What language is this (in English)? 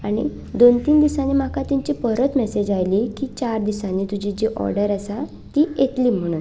Konkani